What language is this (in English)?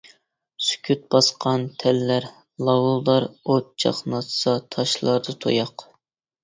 Uyghur